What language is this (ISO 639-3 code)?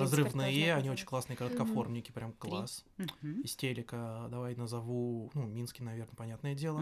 rus